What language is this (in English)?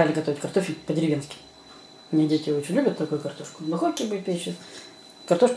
Russian